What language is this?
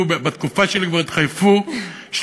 Hebrew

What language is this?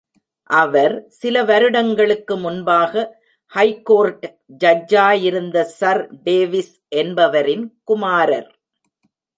Tamil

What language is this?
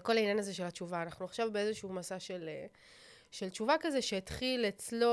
Hebrew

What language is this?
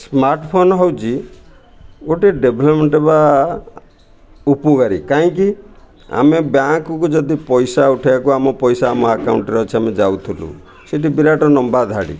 Odia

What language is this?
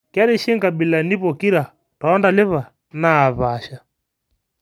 Masai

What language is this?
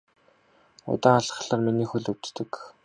Mongolian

